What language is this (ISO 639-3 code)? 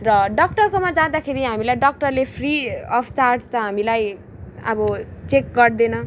nep